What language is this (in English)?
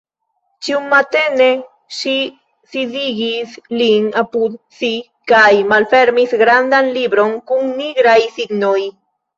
Esperanto